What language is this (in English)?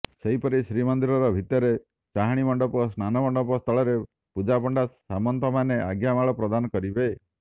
Odia